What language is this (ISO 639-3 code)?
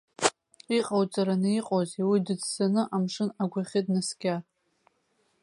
abk